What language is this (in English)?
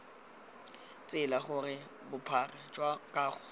Tswana